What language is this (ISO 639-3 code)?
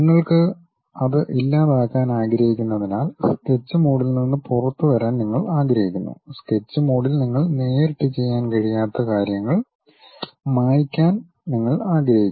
mal